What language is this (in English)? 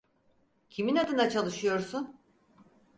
Turkish